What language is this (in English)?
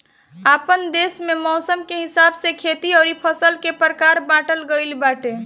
Bhojpuri